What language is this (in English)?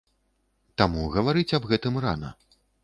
Belarusian